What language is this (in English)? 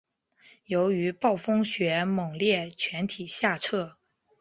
Chinese